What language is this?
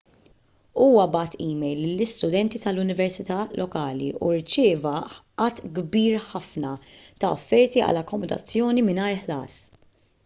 Maltese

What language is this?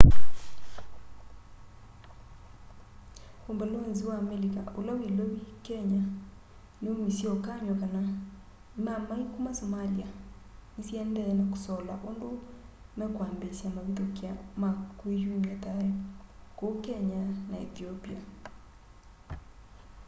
Kamba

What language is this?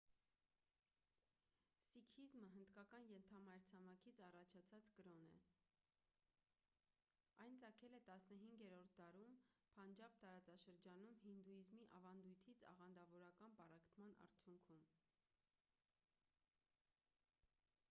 Armenian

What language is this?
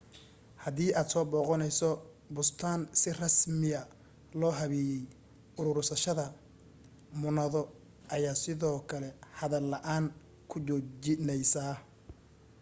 Somali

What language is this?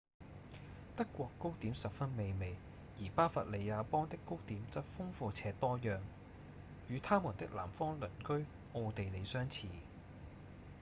Cantonese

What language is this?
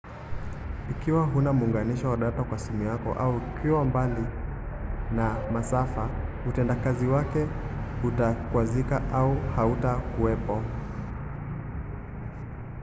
Swahili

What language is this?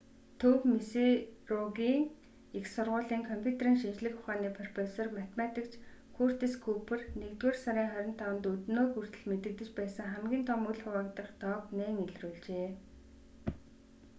Mongolian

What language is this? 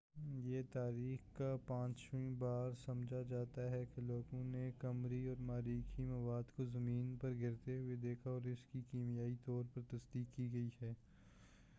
Urdu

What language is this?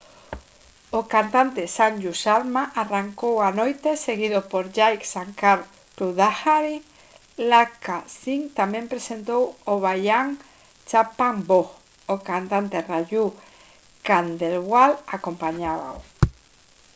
Galician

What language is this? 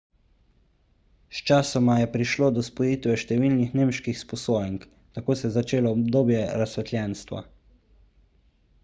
Slovenian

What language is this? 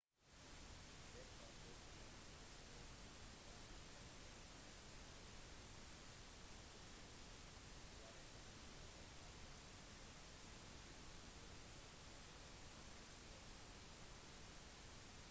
Norwegian Bokmål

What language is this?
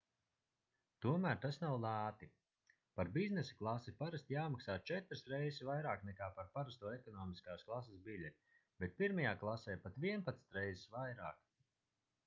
Latvian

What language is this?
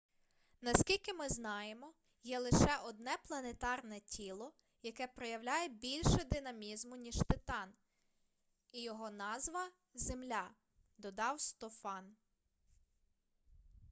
Ukrainian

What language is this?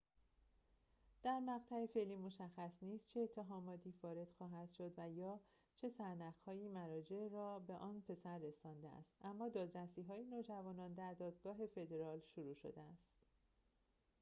Persian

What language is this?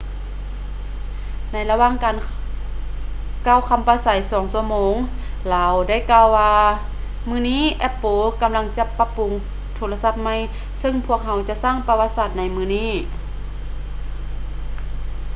Lao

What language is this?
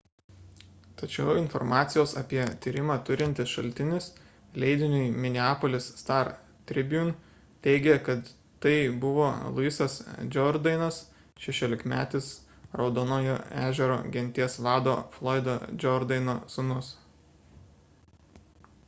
Lithuanian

